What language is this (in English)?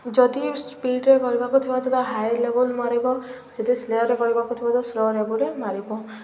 Odia